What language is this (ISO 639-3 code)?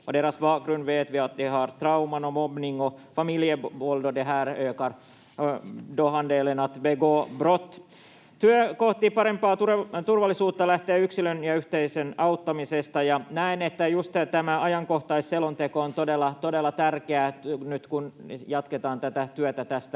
fin